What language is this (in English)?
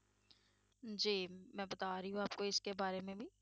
Punjabi